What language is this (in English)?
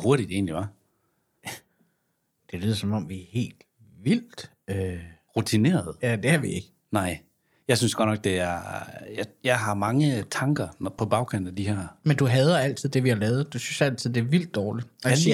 Danish